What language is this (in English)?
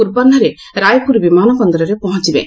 Odia